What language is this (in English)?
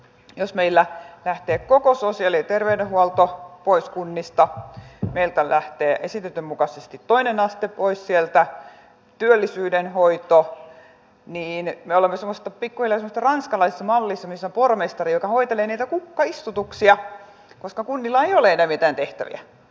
Finnish